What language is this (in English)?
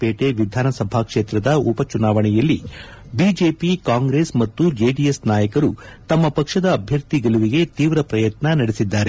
Kannada